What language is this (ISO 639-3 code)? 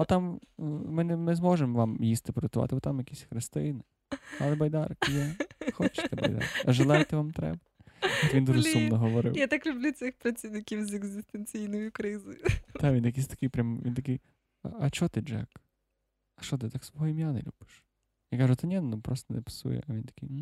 ukr